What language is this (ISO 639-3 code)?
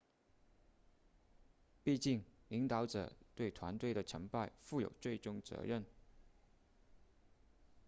zho